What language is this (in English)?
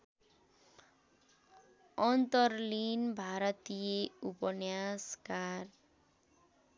Nepali